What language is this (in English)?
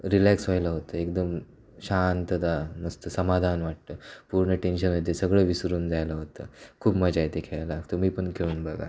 Marathi